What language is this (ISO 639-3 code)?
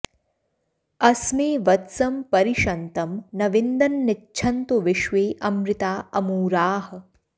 san